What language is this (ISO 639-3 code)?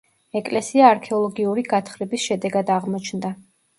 kat